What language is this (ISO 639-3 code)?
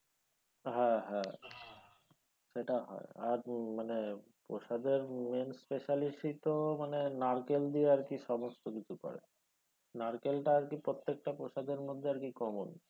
ben